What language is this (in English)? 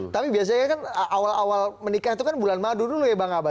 Indonesian